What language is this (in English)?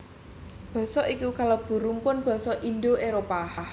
Javanese